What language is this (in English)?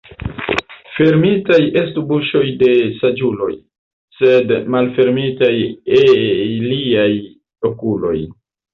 Esperanto